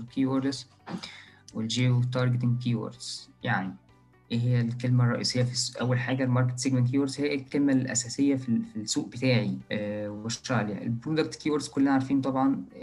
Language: Arabic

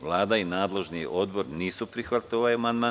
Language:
Serbian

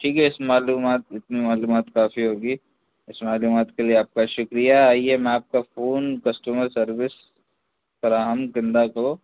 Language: Urdu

